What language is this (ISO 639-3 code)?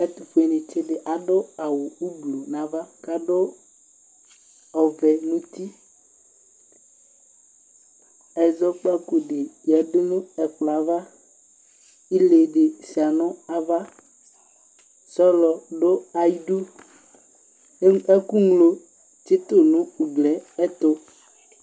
kpo